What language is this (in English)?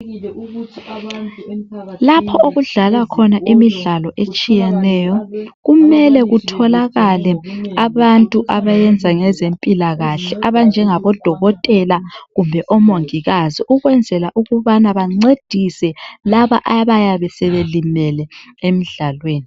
North Ndebele